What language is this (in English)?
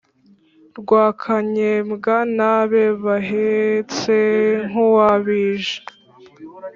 Kinyarwanda